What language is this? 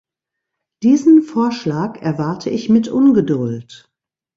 German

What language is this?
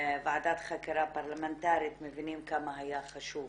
Hebrew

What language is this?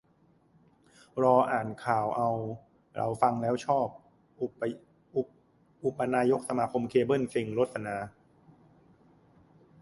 Thai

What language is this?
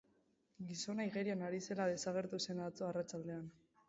Basque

